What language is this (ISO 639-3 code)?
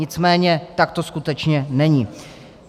ces